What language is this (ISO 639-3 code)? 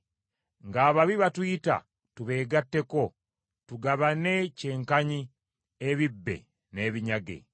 lug